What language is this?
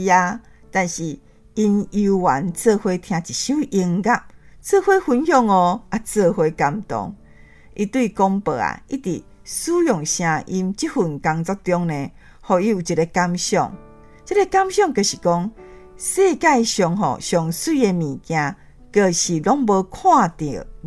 Chinese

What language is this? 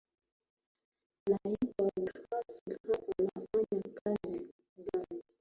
Swahili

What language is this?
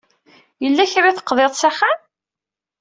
Kabyle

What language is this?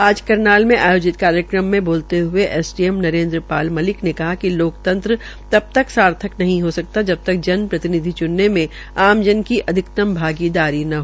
Hindi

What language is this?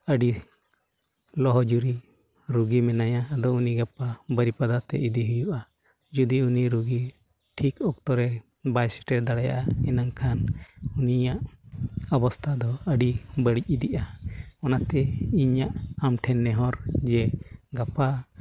Santali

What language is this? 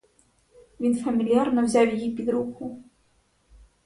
Ukrainian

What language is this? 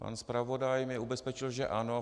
Czech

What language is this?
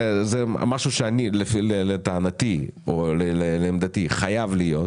Hebrew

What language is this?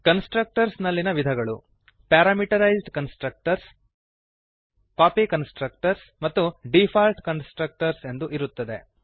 Kannada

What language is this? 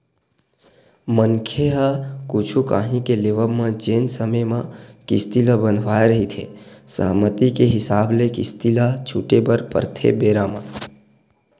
Chhattisgarhi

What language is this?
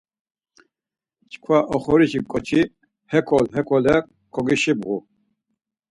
Laz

